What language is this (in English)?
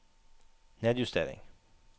Norwegian